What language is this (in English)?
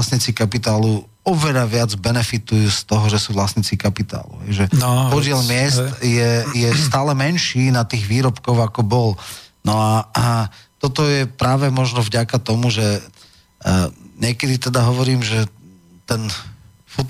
Slovak